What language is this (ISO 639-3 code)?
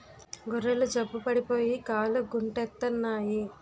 tel